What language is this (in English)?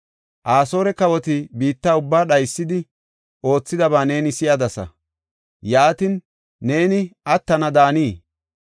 Gofa